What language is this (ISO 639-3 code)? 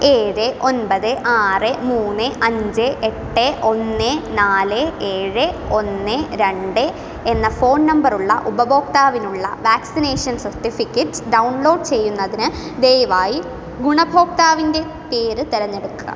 mal